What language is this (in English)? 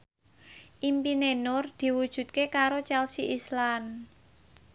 Javanese